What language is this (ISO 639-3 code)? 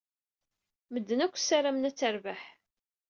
kab